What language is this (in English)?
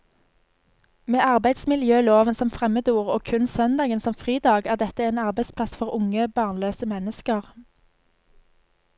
Norwegian